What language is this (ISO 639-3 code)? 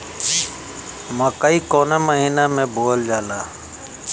bho